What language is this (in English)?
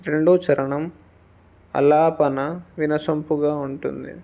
Telugu